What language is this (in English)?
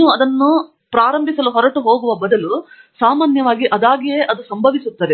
Kannada